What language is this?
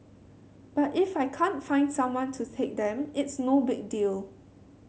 English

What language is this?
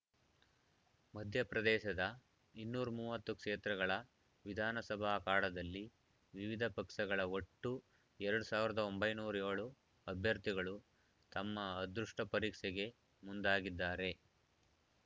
Kannada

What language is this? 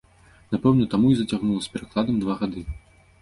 Belarusian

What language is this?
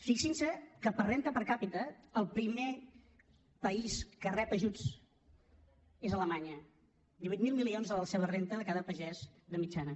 Catalan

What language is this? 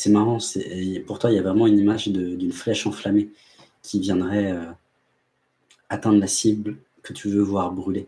French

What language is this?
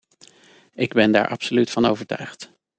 Dutch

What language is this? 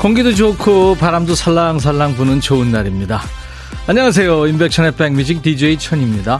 Korean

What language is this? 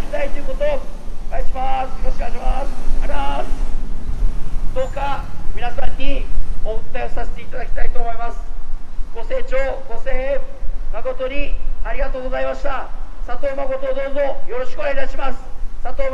Japanese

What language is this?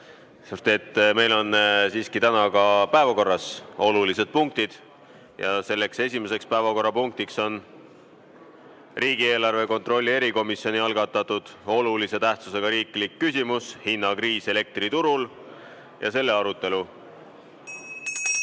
Estonian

